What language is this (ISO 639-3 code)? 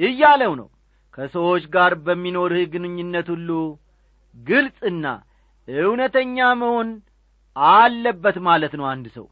amh